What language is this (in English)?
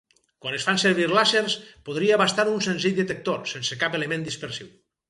Catalan